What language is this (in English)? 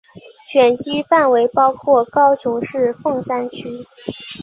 Chinese